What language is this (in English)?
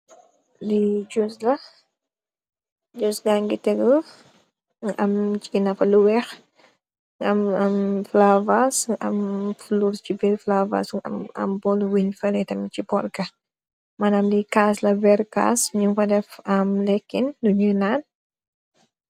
Wolof